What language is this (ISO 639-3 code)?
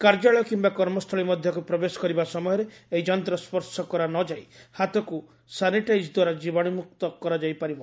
ori